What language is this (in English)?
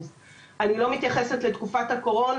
Hebrew